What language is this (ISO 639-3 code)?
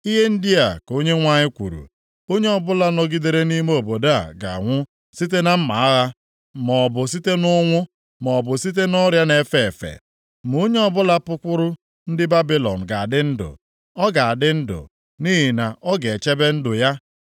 ibo